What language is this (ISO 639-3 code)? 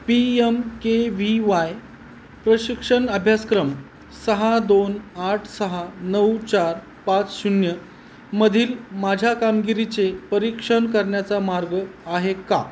mar